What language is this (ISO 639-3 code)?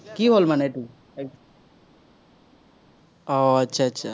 asm